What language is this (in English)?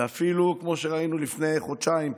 Hebrew